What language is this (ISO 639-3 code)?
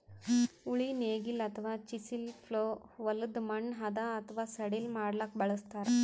kan